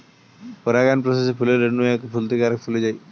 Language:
Bangla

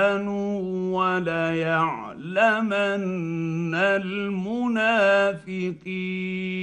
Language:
Arabic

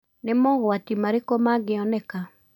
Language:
Kikuyu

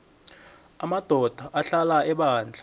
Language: South Ndebele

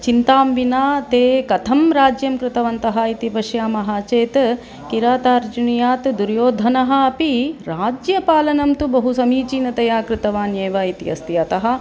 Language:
Sanskrit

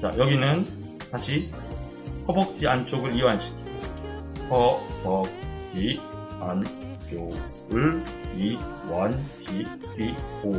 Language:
Korean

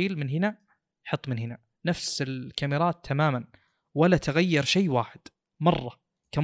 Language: Arabic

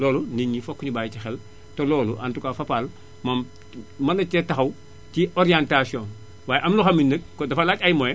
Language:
Wolof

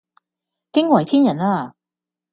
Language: Cantonese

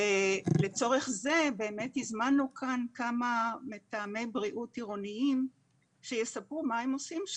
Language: Hebrew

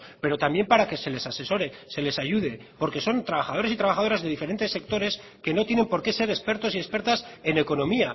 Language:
Spanish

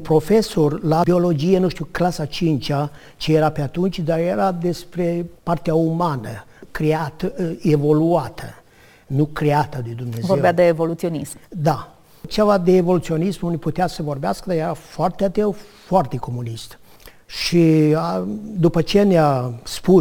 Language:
Romanian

